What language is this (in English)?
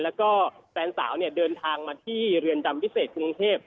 Thai